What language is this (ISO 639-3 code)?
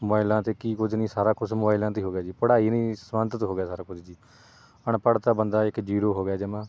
pan